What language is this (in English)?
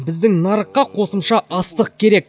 Kazakh